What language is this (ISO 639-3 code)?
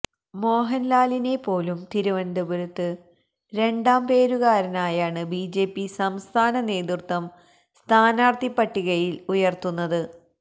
mal